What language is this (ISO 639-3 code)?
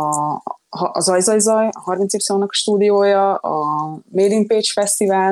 hun